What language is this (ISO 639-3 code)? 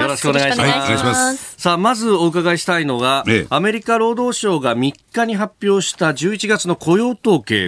jpn